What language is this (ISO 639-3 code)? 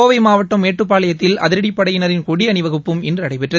tam